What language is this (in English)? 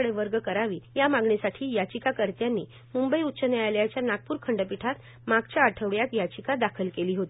Marathi